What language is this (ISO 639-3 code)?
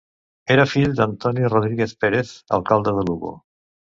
cat